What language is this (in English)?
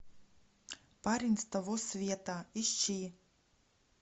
Russian